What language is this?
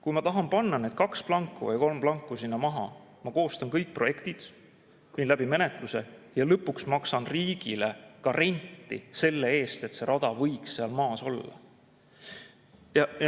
Estonian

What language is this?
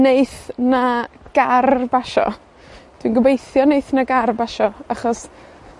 Welsh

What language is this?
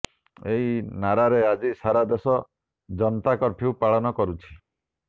Odia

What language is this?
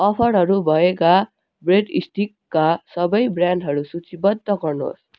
Nepali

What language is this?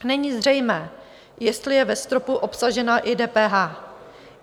Czech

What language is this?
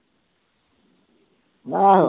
Punjabi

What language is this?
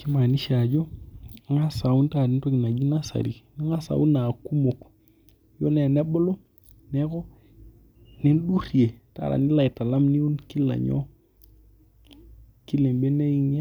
Masai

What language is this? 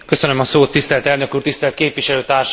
Hungarian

